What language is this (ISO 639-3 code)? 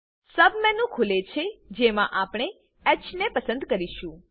guj